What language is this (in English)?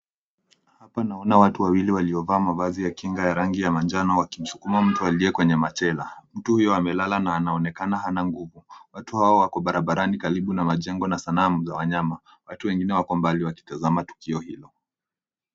Swahili